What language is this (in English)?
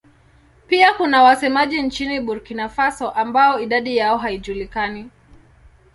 Swahili